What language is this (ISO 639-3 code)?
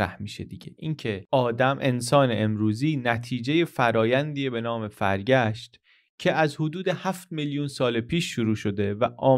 fas